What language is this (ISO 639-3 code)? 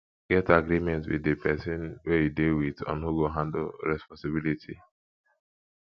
pcm